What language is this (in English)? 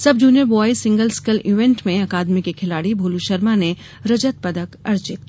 Hindi